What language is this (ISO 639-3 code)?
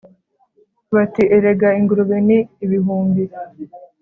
kin